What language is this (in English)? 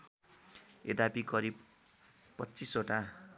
Nepali